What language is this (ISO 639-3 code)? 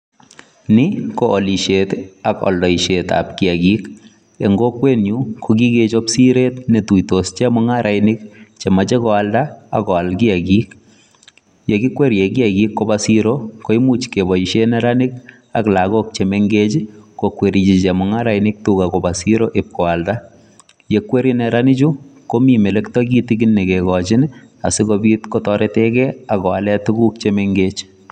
kln